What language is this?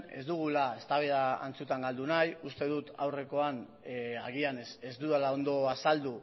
Basque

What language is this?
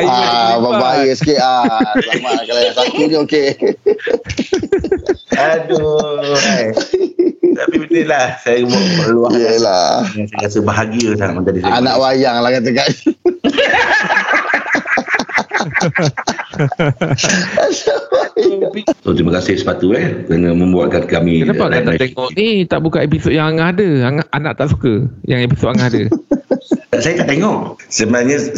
Malay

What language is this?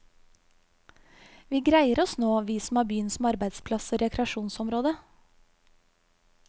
Norwegian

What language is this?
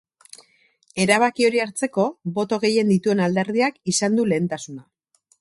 Basque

